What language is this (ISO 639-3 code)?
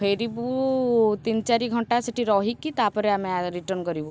ori